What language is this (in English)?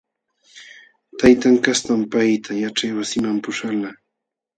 Jauja Wanca Quechua